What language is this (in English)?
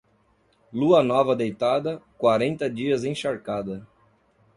Portuguese